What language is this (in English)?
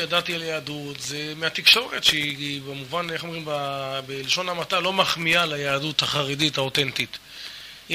Hebrew